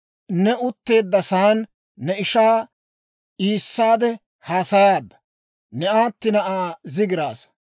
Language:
Dawro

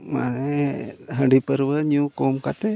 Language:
Santali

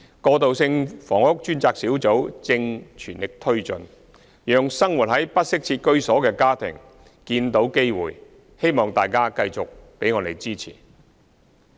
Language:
Cantonese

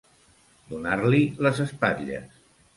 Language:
Catalan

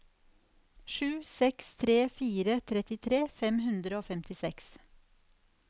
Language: Norwegian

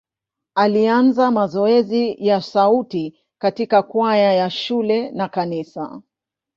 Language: Swahili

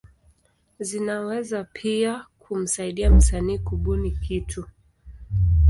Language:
Swahili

